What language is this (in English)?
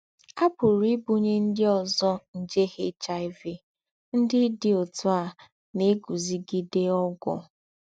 Igbo